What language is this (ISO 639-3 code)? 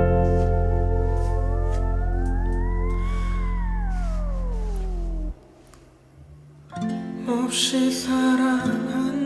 kor